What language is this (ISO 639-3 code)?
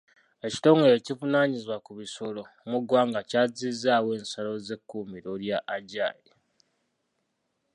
lug